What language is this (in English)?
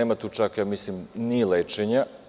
Serbian